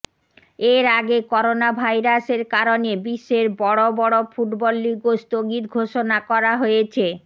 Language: Bangla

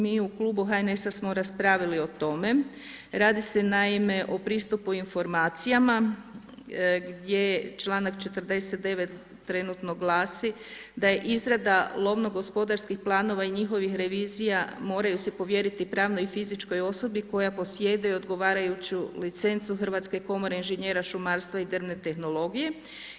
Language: Croatian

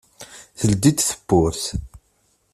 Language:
Kabyle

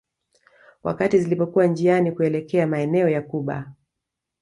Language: Swahili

